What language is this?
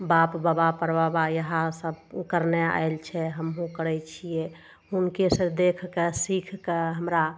Maithili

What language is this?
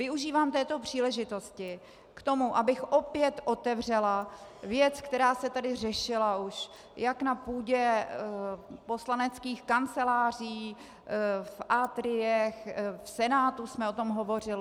Czech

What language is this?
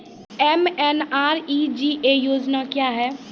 Maithili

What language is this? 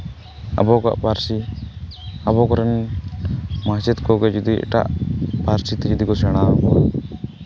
Santali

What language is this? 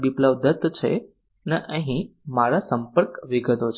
Gujarati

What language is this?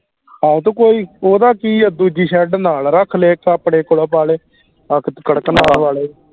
Punjabi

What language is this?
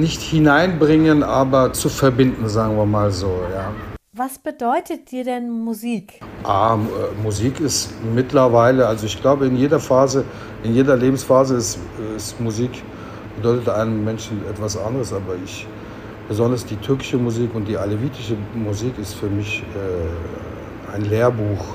German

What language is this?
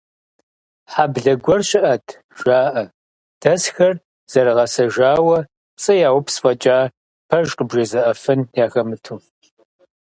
Kabardian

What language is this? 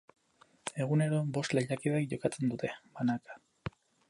Basque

